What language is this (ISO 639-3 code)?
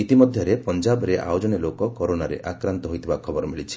ori